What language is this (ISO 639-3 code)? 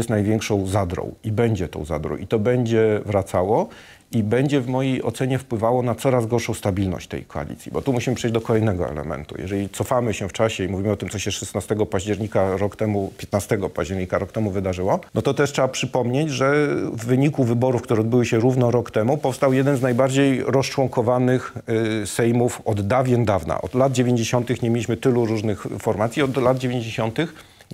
pol